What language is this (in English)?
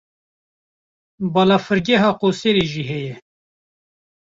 Kurdish